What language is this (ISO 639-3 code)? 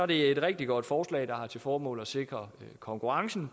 dan